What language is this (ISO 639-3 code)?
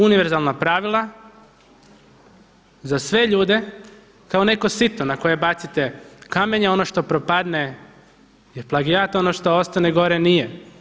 hrv